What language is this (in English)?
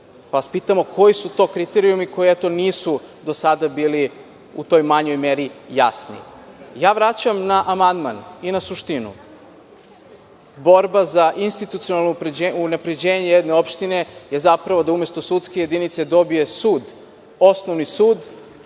Serbian